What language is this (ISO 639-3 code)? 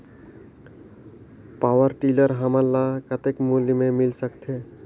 hne